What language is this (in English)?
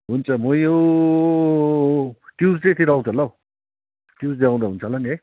Nepali